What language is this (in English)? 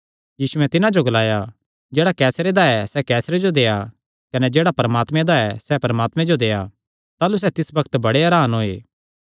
Kangri